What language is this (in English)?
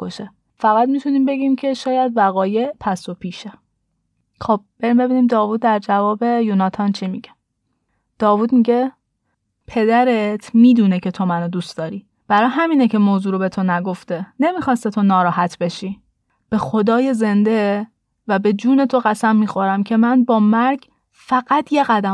Persian